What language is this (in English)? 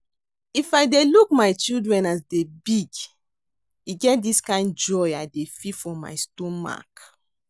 Nigerian Pidgin